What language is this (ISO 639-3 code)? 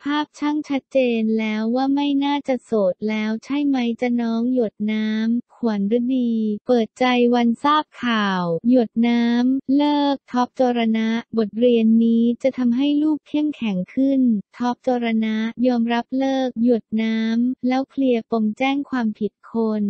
tha